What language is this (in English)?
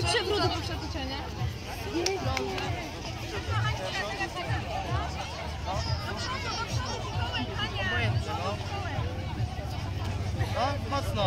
Polish